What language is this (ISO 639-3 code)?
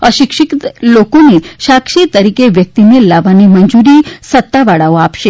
guj